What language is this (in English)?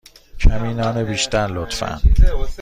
Persian